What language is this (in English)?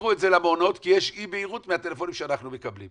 Hebrew